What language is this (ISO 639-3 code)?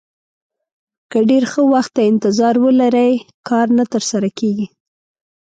pus